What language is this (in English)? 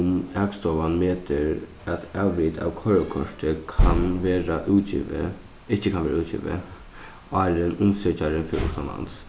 Faroese